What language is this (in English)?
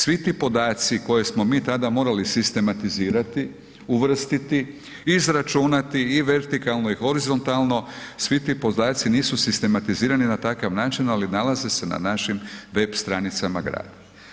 Croatian